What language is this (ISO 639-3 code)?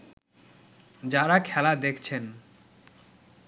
ben